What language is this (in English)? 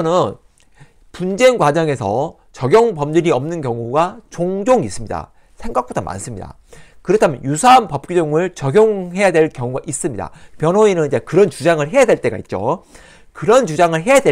Korean